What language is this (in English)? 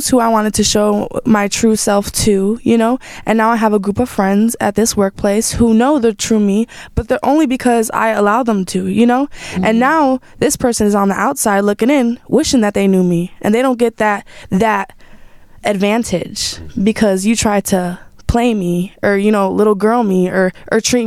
English